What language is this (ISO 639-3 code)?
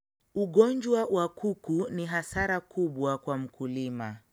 luo